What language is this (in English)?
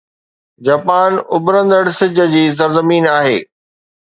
Sindhi